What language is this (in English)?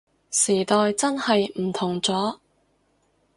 Cantonese